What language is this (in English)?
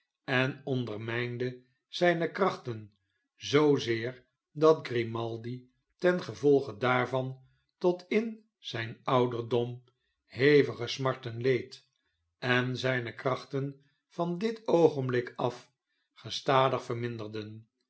Dutch